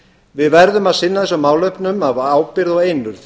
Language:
Icelandic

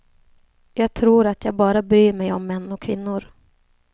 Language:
Swedish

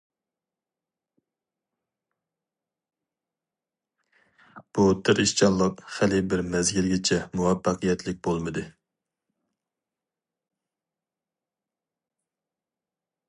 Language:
Uyghur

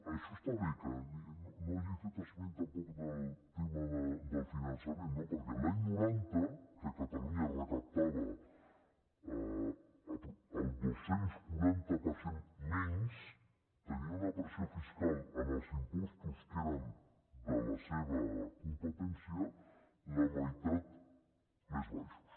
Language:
Catalan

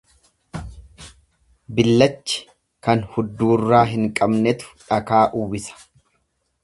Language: Oromo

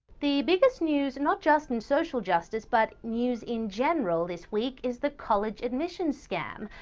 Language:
English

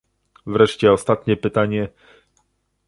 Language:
Polish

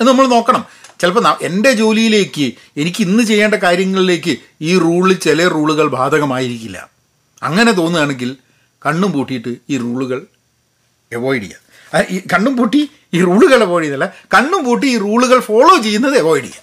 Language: Malayalam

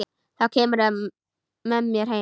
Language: Icelandic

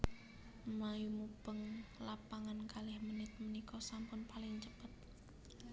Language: Javanese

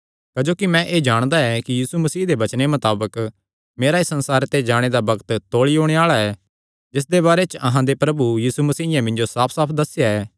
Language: Kangri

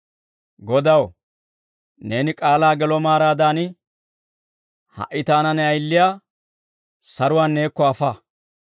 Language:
Dawro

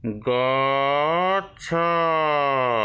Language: Odia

